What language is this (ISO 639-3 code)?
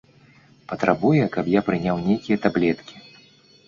bel